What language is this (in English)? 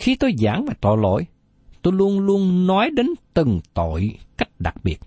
Vietnamese